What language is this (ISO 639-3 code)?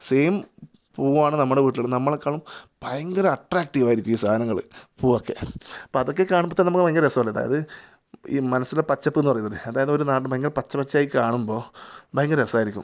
mal